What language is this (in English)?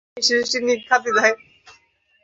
Bangla